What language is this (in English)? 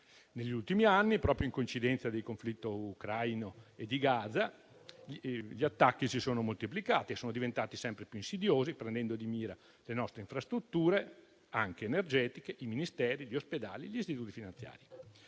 Italian